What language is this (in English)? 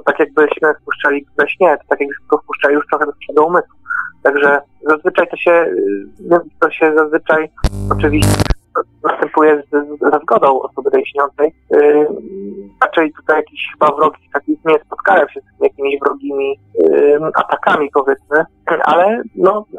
Polish